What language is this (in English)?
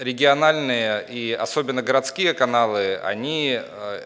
Russian